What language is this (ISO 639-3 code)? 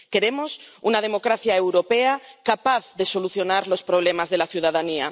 spa